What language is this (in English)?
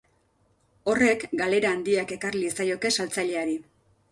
Basque